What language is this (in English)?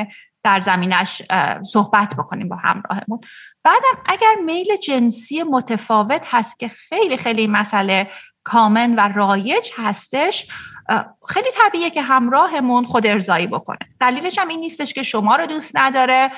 Persian